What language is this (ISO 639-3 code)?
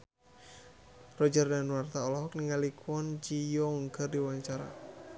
sun